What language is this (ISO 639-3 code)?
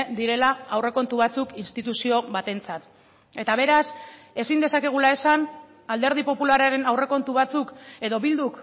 eus